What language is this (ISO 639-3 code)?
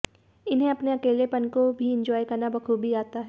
hin